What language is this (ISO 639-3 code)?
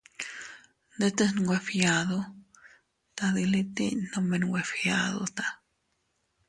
cut